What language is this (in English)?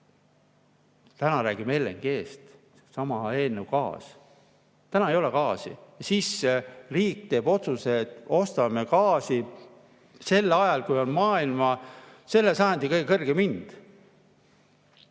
Estonian